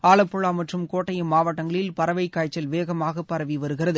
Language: Tamil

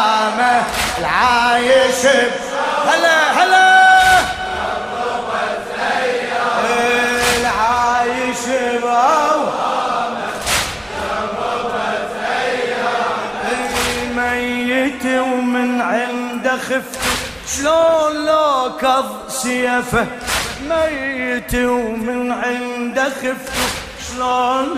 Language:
Arabic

